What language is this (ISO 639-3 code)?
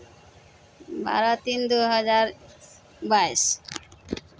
mai